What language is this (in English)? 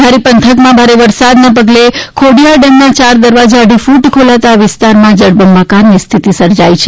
Gujarati